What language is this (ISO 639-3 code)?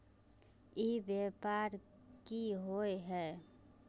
mag